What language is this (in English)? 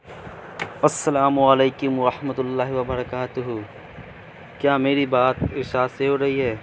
Urdu